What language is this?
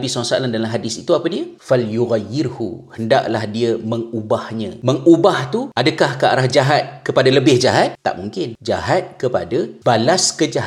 Malay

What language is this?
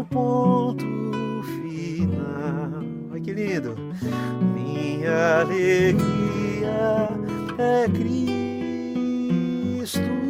Portuguese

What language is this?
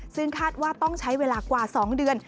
Thai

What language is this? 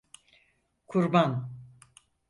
Turkish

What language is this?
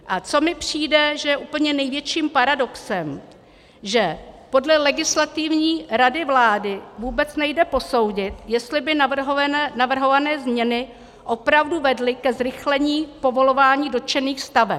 Czech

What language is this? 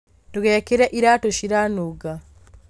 Kikuyu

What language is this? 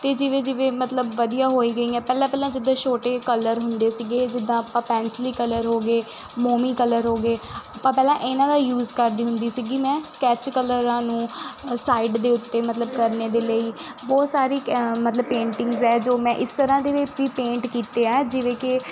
Punjabi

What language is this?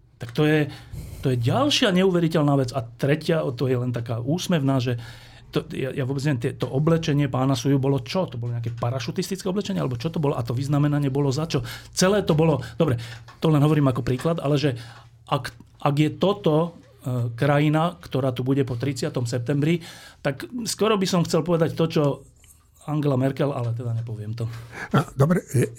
Slovak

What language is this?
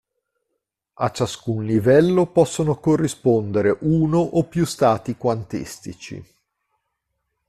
Italian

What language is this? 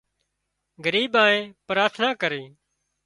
Wadiyara Koli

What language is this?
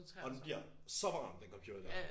Danish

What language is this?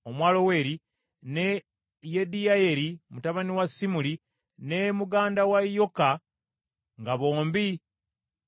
Ganda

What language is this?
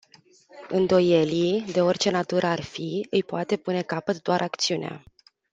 Romanian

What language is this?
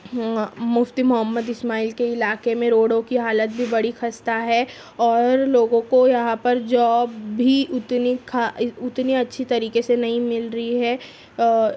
Urdu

